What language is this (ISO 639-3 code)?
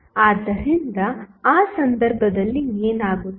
kan